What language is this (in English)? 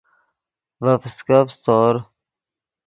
Yidgha